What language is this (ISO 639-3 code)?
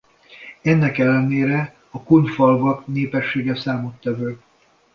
hun